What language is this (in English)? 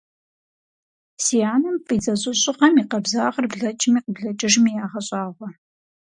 Kabardian